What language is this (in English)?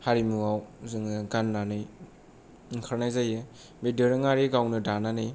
Bodo